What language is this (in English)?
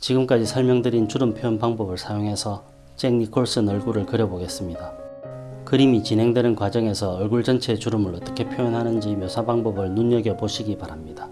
Korean